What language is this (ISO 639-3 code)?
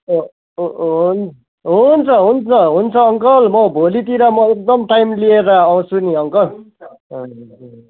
nep